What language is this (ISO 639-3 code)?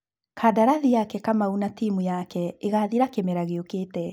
kik